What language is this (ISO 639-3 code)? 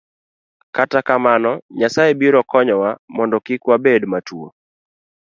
luo